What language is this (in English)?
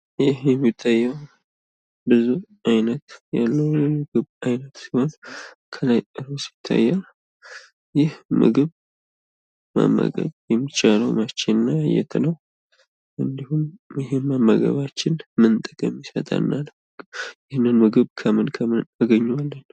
Amharic